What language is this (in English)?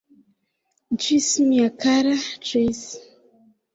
Esperanto